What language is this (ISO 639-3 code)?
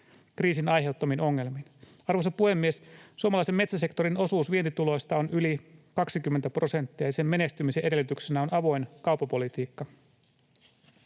fin